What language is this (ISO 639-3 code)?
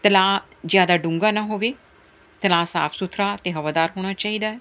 pan